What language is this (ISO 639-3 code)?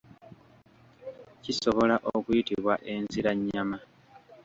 lug